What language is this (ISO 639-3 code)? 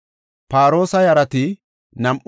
gof